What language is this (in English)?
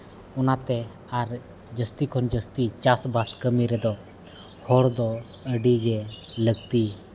Santali